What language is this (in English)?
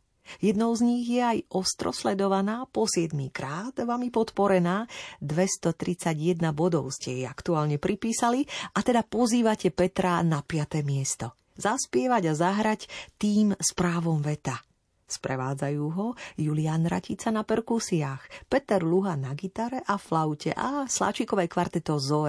Slovak